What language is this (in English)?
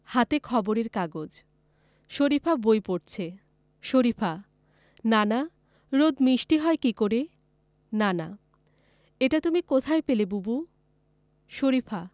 Bangla